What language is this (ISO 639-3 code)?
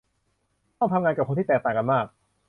tha